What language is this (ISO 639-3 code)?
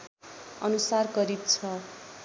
nep